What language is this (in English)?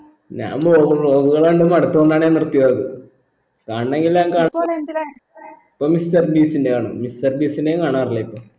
Malayalam